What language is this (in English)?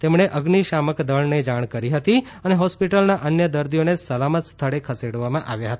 Gujarati